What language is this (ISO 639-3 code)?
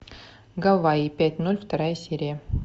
rus